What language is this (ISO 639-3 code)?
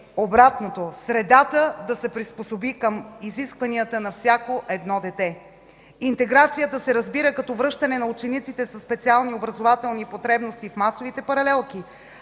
bul